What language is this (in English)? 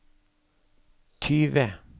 Norwegian